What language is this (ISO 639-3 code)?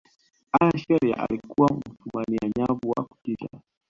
swa